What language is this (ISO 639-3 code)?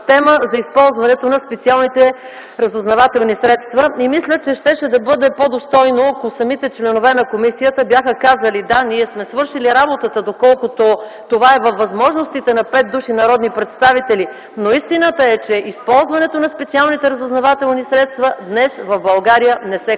bul